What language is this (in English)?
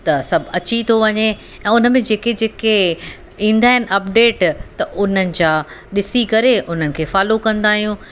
Sindhi